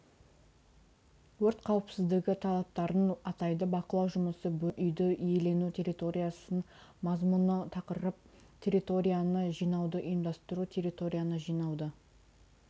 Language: Kazakh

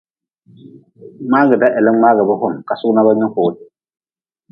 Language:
Nawdm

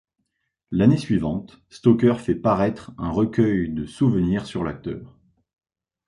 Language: French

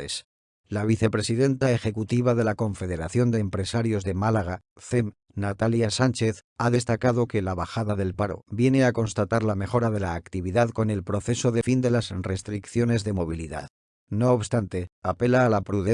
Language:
Spanish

